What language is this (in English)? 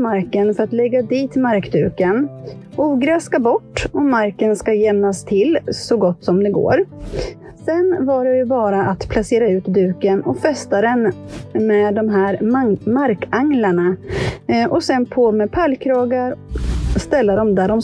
Swedish